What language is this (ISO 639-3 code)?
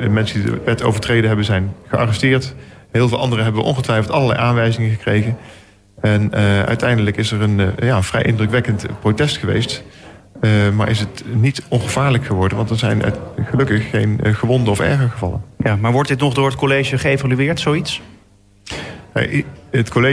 nld